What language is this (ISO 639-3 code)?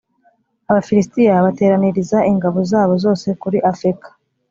kin